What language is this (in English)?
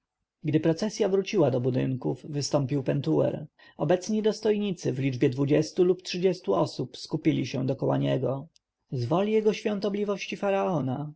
Polish